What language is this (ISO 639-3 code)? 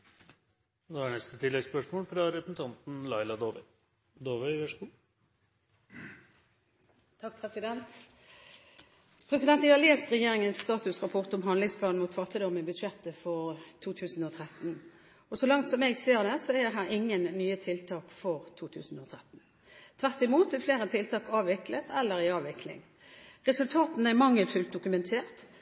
nor